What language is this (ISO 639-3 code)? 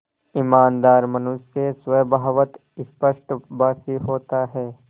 hin